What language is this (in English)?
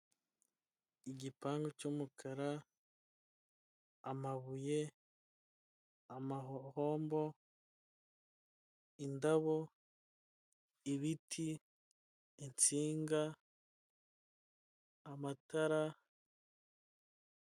Kinyarwanda